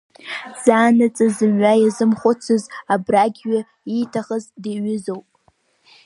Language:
Abkhazian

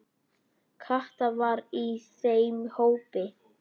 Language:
Icelandic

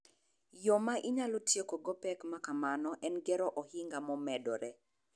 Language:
Luo (Kenya and Tanzania)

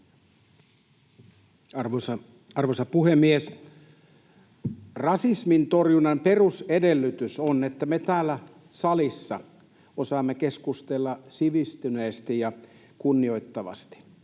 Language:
Finnish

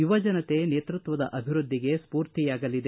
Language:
Kannada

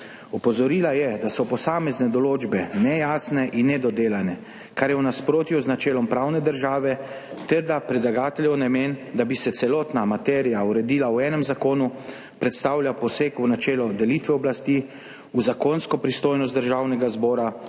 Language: Slovenian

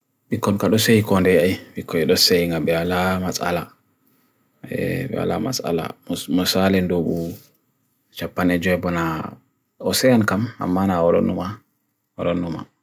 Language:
Bagirmi Fulfulde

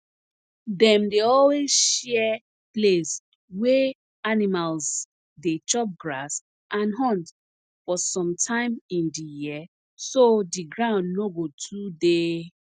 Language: Nigerian Pidgin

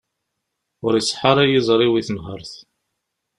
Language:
Kabyle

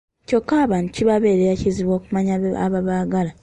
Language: Ganda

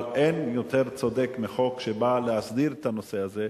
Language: Hebrew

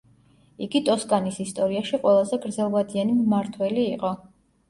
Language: Georgian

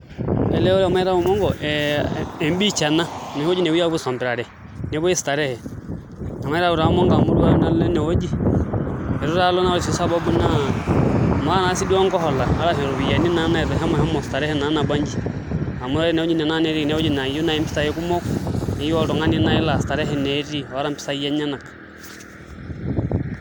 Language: Masai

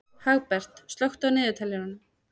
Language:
Icelandic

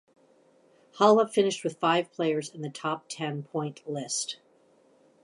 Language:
English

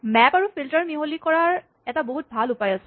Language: Assamese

